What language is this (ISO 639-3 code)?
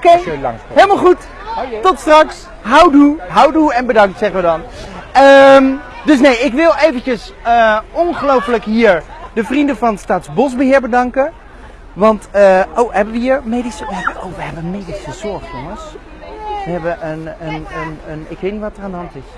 nld